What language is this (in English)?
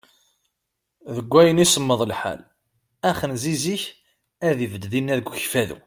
Kabyle